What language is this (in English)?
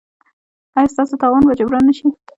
Pashto